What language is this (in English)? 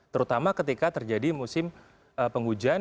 Indonesian